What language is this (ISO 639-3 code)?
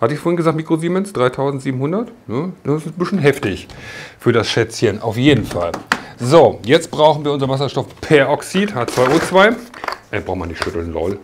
deu